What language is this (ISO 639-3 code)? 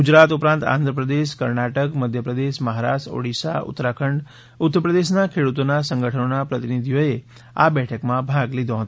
guj